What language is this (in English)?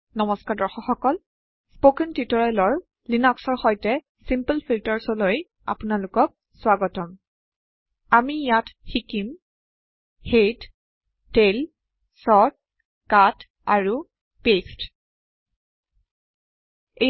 Assamese